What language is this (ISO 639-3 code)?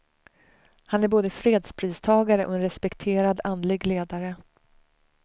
swe